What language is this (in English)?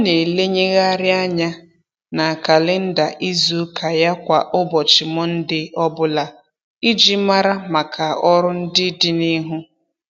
Igbo